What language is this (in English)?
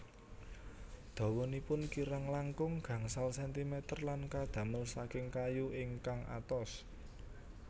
Javanese